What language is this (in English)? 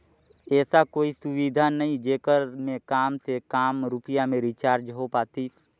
Chhattisgarhi